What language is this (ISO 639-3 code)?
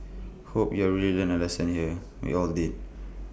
eng